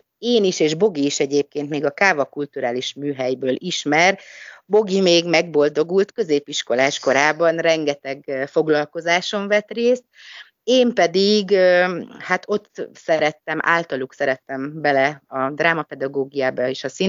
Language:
Hungarian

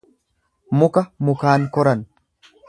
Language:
Oromo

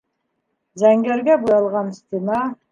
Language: Bashkir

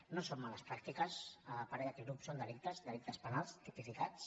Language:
Catalan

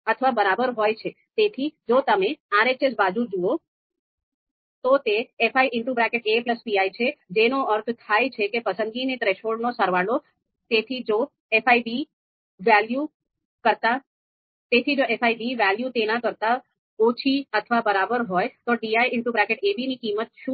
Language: Gujarati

